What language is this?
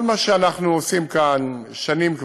Hebrew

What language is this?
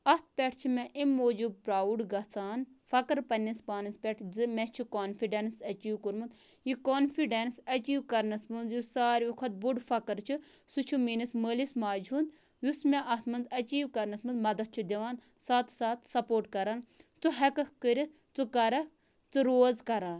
Kashmiri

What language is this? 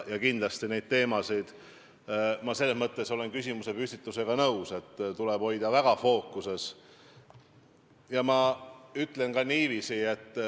Estonian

